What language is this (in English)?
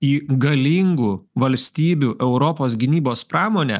Lithuanian